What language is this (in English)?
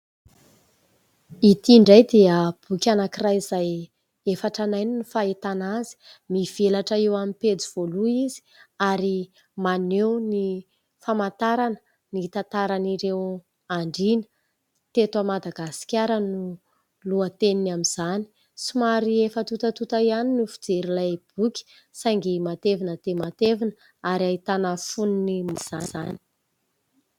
Malagasy